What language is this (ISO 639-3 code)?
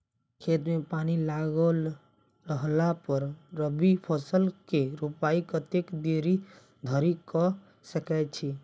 mai